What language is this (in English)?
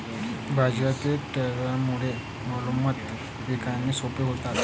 Marathi